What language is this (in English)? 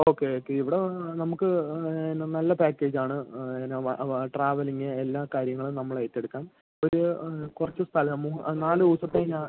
Malayalam